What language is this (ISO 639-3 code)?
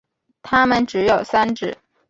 zho